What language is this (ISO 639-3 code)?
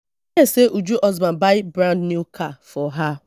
pcm